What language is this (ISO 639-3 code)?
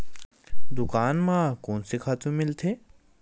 hne